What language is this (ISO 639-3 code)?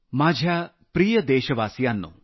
mar